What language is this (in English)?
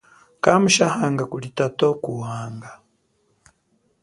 Chokwe